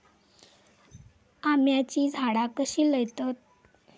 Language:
Marathi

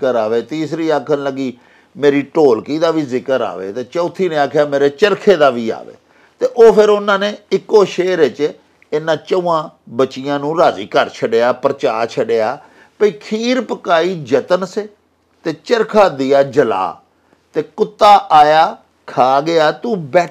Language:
Punjabi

